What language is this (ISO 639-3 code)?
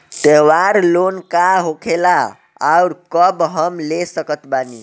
bho